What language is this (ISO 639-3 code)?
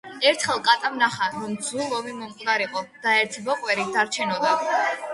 kat